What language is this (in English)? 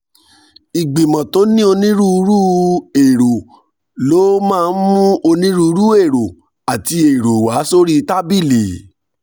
Yoruba